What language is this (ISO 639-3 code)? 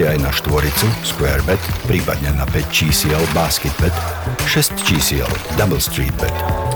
slk